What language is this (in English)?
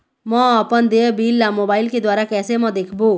Chhattisgarhi